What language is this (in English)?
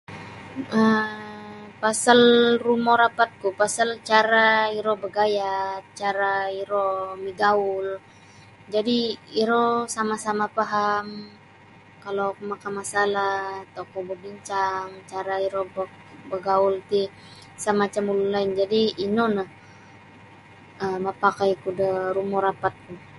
Sabah Bisaya